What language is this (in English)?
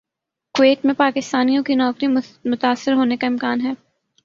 Urdu